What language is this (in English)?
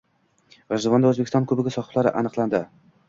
Uzbek